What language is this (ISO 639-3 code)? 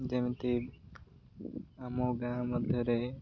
ori